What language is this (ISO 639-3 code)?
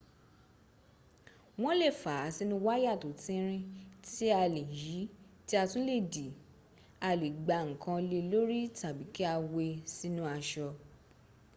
yor